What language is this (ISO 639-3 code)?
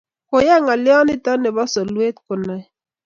kln